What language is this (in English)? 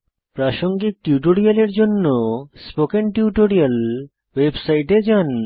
Bangla